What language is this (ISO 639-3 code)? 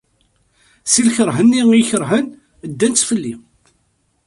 kab